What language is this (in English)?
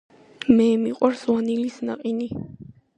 Georgian